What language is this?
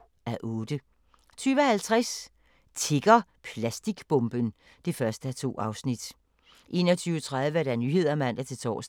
Danish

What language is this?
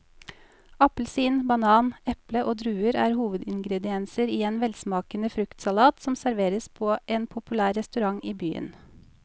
Norwegian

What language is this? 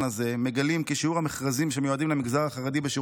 Hebrew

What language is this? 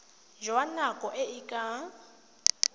Tswana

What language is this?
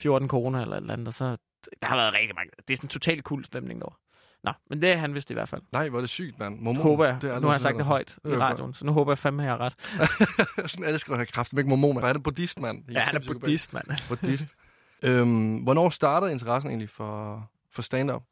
Danish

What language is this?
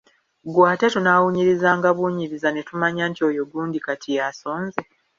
Ganda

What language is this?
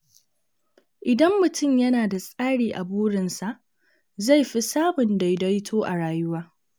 Hausa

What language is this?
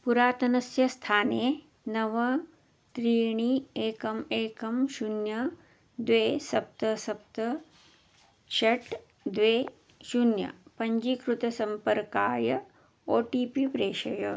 Sanskrit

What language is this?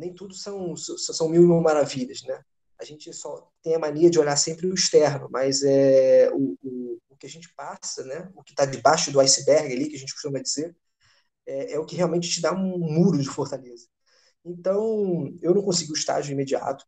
Portuguese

